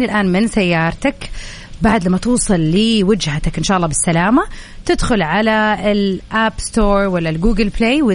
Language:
Arabic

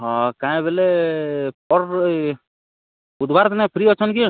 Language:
Odia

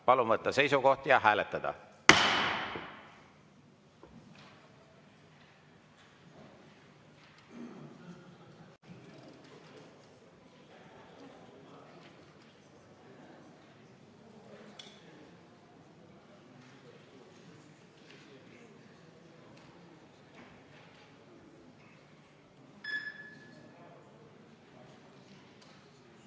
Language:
Estonian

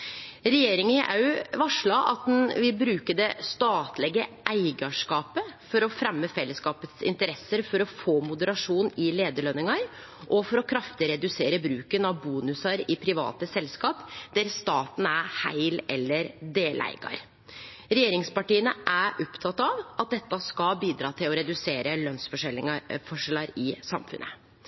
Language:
Norwegian Nynorsk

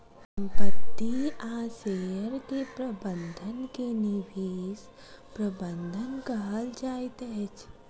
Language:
Maithili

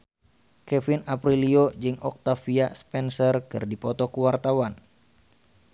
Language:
Sundanese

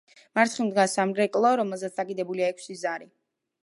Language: Georgian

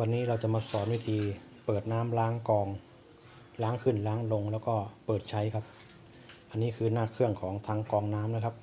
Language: Thai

